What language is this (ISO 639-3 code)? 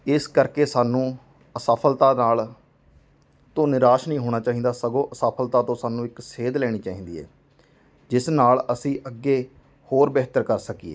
pan